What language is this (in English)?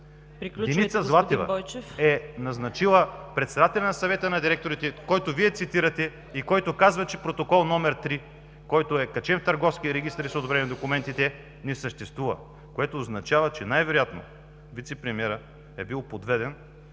Bulgarian